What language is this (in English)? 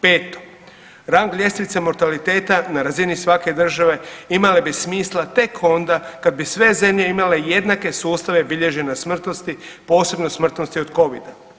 Croatian